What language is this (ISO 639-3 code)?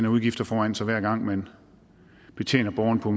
dan